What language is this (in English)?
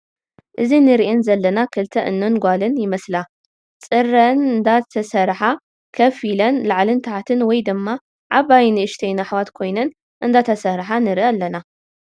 Tigrinya